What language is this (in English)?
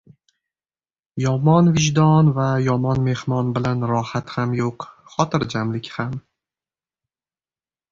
Uzbek